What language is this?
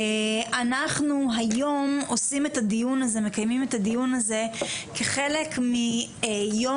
Hebrew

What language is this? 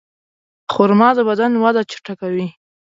Pashto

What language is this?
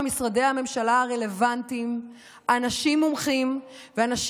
Hebrew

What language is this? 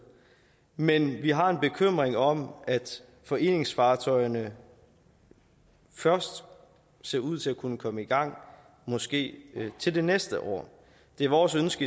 Danish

